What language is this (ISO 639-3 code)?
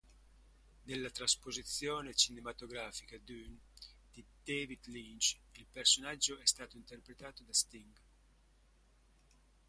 ita